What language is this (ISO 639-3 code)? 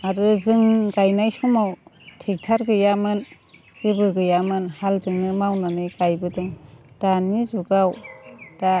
brx